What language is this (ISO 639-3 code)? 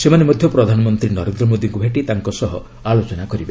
ori